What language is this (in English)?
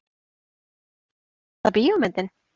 Icelandic